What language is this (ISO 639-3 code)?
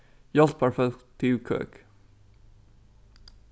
fao